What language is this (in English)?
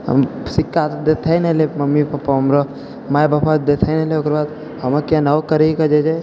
Maithili